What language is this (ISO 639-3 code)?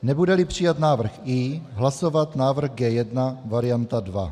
ces